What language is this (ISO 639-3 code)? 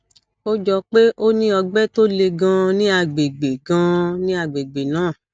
yor